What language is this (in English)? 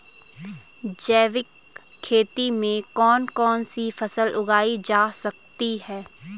Hindi